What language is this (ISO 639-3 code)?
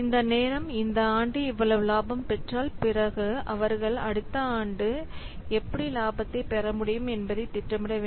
tam